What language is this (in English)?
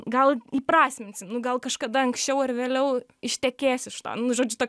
Lithuanian